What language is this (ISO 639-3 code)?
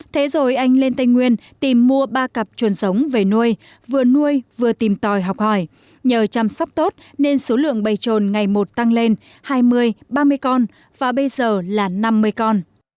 vie